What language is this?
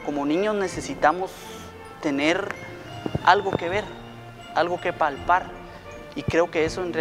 Spanish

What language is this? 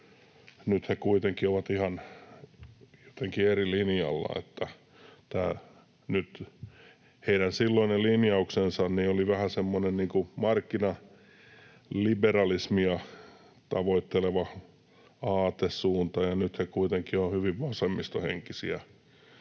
Finnish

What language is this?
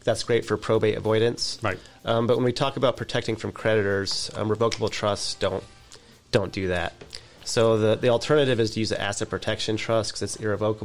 English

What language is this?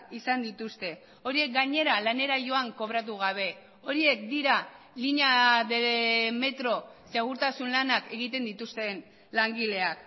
Basque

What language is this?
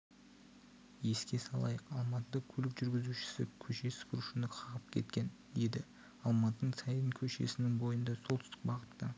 Kazakh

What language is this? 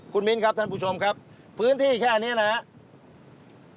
Thai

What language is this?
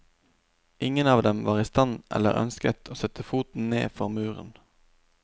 Norwegian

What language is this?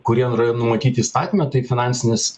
Lithuanian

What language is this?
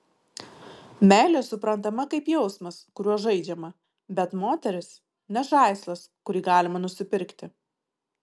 Lithuanian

